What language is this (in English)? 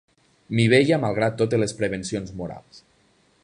Catalan